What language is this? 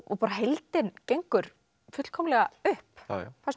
Icelandic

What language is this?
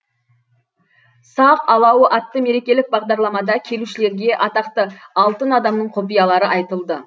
Kazakh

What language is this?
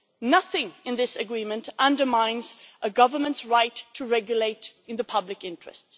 English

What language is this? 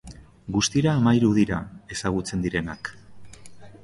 Basque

